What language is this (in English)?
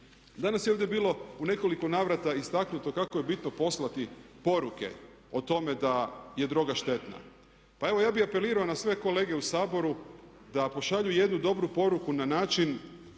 Croatian